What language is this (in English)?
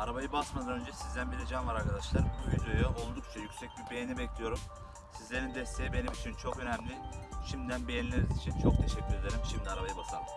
Turkish